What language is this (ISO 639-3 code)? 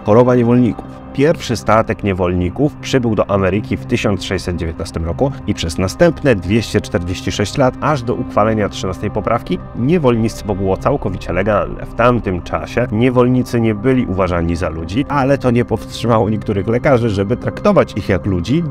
pol